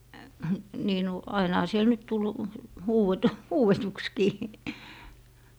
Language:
Finnish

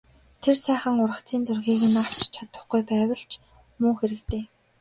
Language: Mongolian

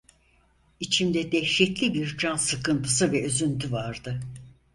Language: Turkish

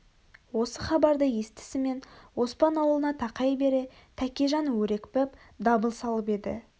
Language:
Kazakh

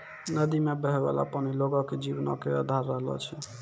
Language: Maithili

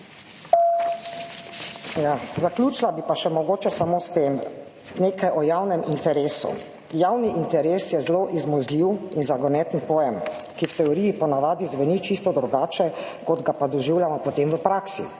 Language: Slovenian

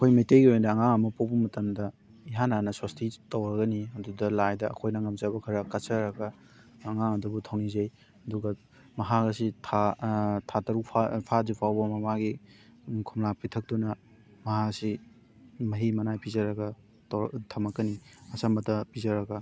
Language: Manipuri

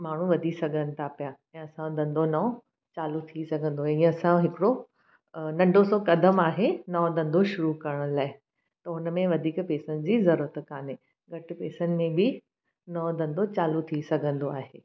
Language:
Sindhi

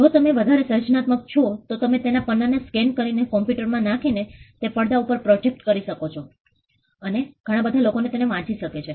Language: Gujarati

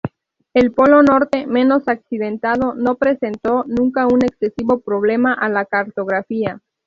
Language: Spanish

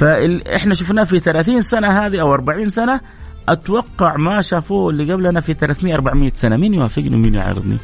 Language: Arabic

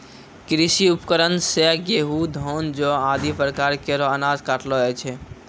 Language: Maithili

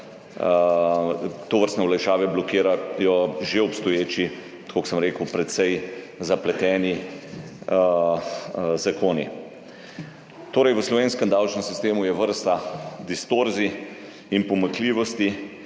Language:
Slovenian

